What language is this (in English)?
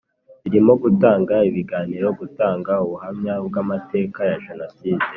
Kinyarwanda